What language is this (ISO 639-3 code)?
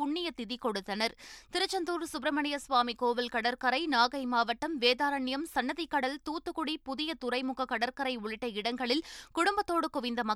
tam